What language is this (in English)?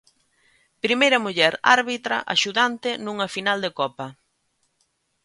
Galician